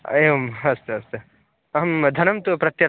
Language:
Sanskrit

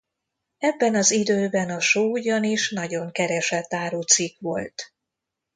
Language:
Hungarian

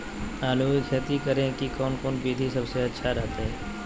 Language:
Magahi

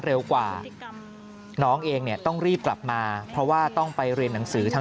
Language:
Thai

